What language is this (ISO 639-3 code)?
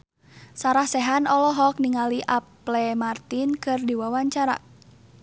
sun